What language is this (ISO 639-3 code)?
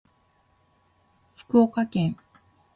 jpn